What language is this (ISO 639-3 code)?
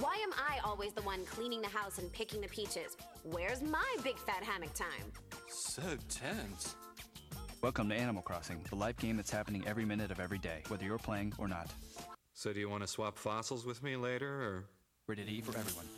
eng